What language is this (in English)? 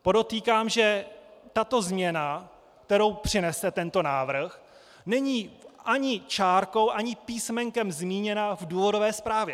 Czech